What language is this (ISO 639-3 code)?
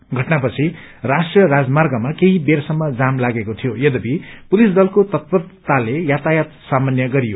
nep